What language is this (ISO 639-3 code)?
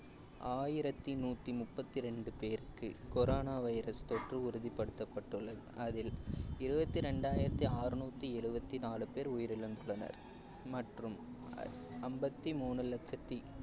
tam